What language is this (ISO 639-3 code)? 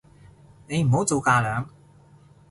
yue